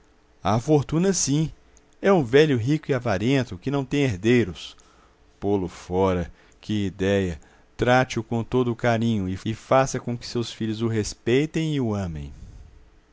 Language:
Portuguese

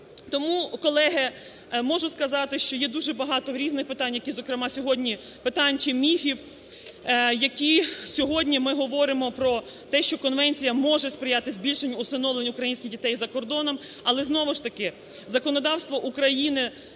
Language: Ukrainian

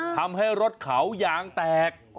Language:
Thai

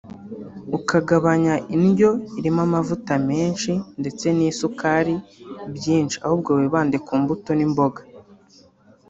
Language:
Kinyarwanda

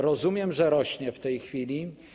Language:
Polish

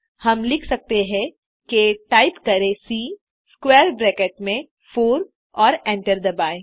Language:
Hindi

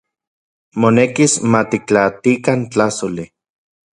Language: Central Puebla Nahuatl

